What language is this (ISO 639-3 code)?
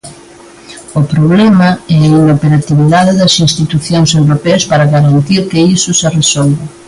glg